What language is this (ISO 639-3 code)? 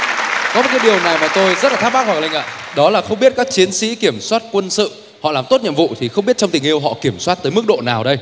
vie